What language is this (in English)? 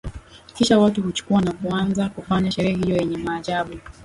Swahili